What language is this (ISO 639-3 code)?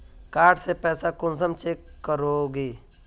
mag